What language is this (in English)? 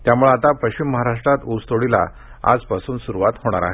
Marathi